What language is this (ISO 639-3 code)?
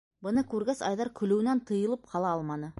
bak